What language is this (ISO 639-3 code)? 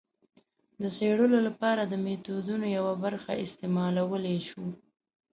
pus